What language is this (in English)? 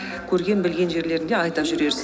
Kazakh